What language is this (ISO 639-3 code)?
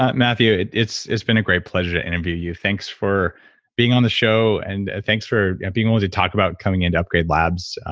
eng